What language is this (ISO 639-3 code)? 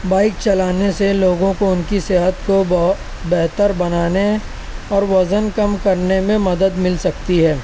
urd